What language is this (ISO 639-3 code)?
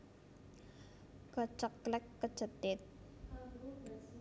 jav